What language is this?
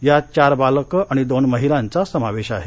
Marathi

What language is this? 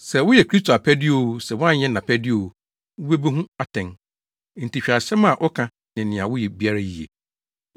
Akan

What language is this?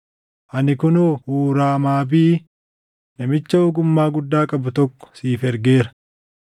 Oromo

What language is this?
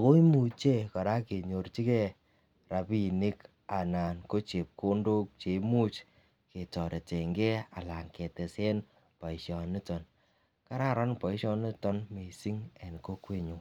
Kalenjin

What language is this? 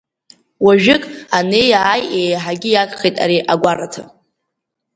Abkhazian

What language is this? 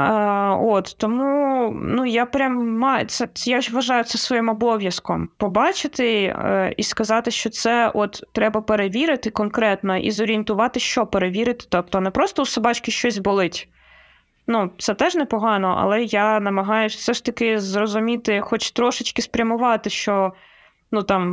Ukrainian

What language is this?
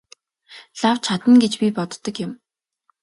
Mongolian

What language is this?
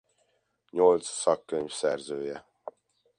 Hungarian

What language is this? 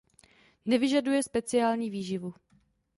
Czech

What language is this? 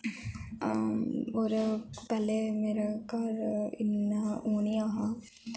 Dogri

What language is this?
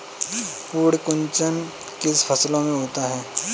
Hindi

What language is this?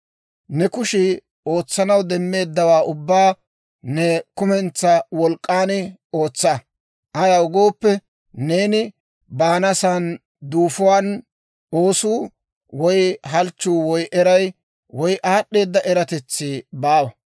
Dawro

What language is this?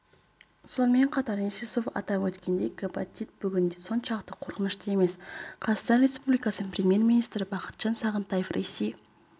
Kazakh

